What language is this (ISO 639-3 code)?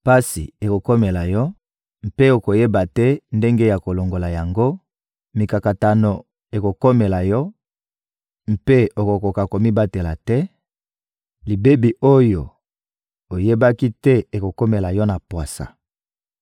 lin